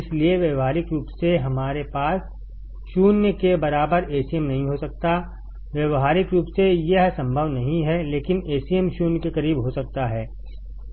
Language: Hindi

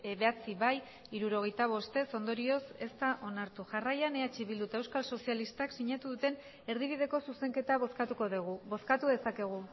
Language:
Basque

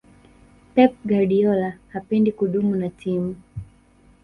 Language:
Swahili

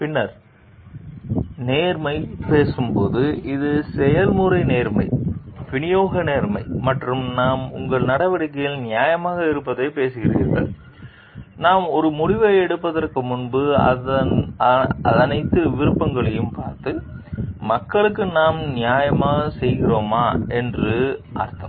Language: Tamil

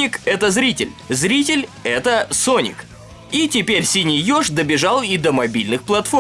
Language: Russian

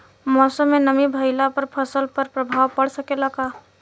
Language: Bhojpuri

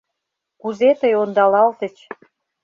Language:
Mari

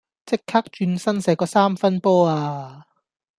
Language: Cantonese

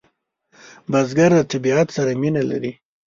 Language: Pashto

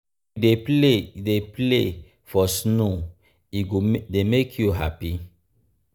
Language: Nigerian Pidgin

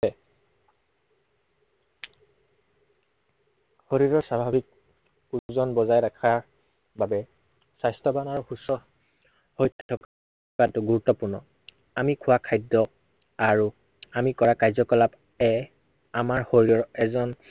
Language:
Assamese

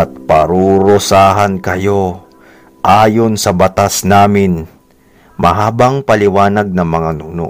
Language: Filipino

